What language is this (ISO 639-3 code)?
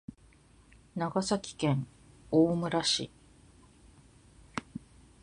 jpn